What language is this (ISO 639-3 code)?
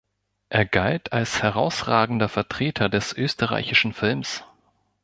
deu